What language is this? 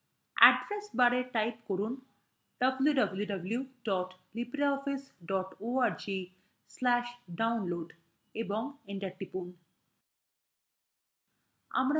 Bangla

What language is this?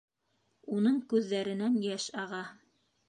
Bashkir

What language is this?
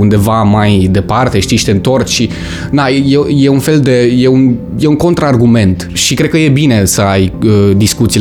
Romanian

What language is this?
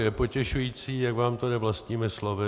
Czech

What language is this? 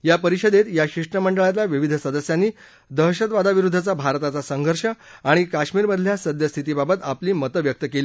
Marathi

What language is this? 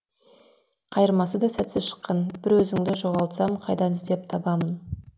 Kazakh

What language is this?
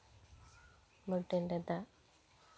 Santali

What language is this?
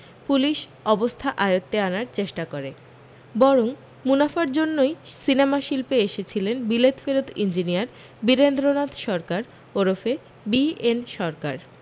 Bangla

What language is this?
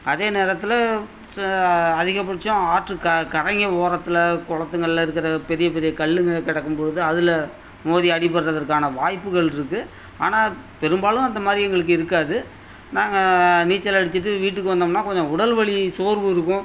Tamil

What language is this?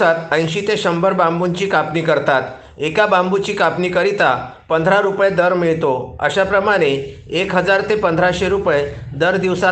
Marathi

